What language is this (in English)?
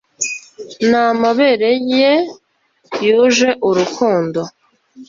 Kinyarwanda